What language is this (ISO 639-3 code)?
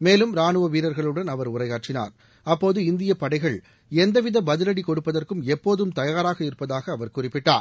tam